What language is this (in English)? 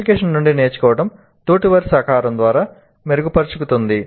Telugu